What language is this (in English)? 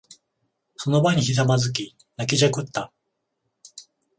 Japanese